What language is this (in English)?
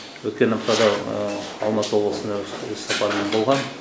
Kazakh